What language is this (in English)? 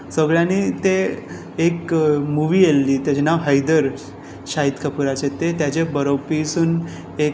Konkani